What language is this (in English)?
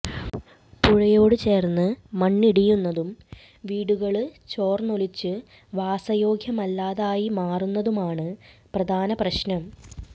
Malayalam